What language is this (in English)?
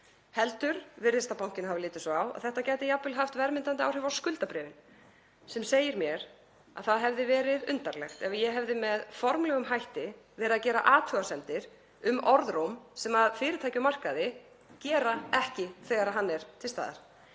Icelandic